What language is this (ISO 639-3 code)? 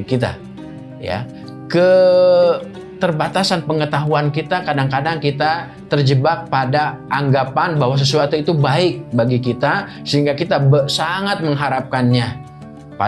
ind